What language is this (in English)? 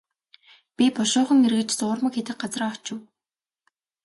Mongolian